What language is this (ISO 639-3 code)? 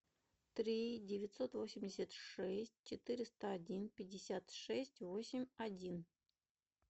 rus